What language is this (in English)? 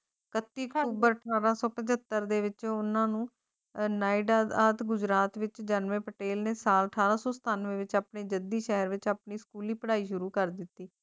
Punjabi